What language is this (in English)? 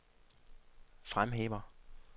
Danish